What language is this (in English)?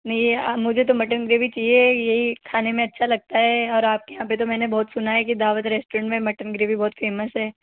Hindi